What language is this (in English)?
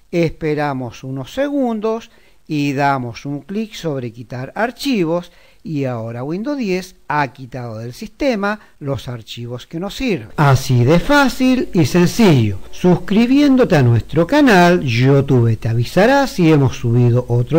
Spanish